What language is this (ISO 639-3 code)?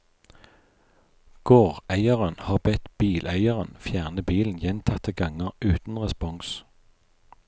nor